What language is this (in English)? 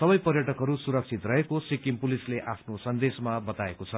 Nepali